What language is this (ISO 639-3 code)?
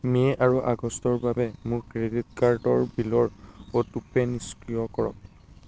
asm